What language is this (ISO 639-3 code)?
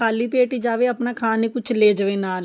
pan